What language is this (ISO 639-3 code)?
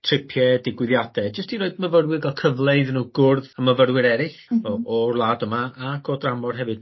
cym